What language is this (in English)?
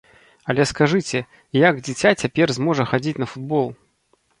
Belarusian